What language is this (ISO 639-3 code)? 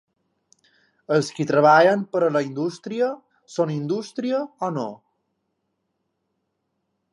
cat